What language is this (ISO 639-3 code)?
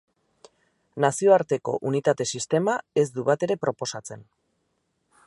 eus